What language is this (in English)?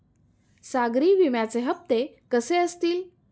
Marathi